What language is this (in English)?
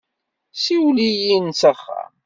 Kabyle